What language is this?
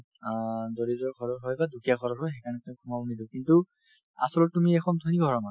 Assamese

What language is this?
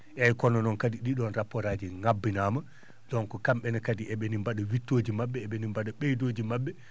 Fula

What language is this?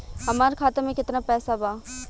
Bhojpuri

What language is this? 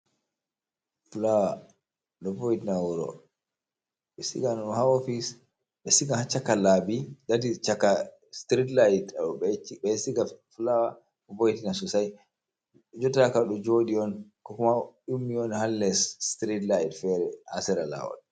Fula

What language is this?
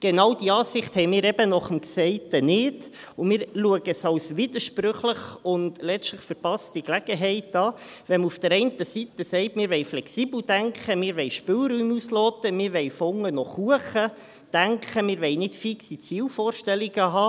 Swiss German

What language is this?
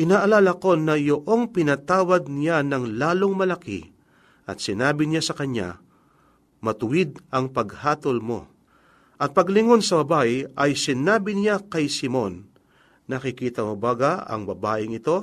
Filipino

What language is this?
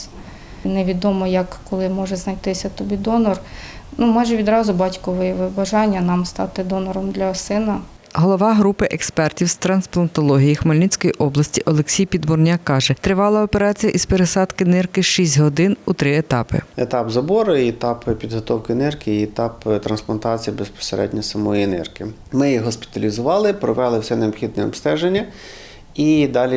Ukrainian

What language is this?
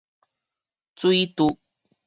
Min Nan Chinese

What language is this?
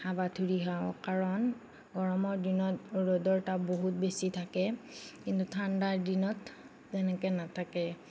Assamese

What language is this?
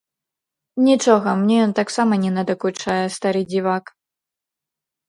Belarusian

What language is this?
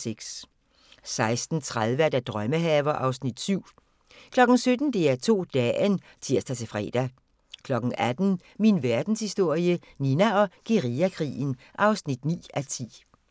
Danish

